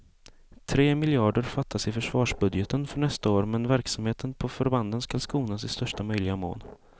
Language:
Swedish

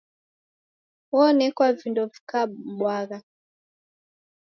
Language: Taita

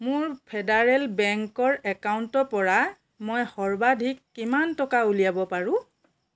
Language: Assamese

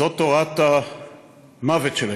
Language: Hebrew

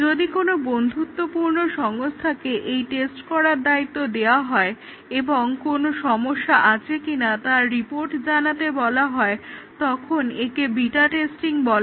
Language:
Bangla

